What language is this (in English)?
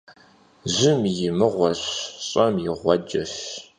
Kabardian